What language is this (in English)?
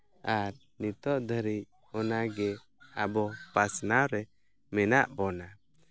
Santali